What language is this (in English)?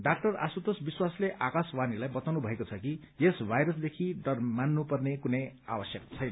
Nepali